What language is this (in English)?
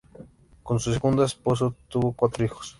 Spanish